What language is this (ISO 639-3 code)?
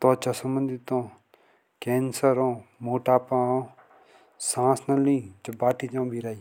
jns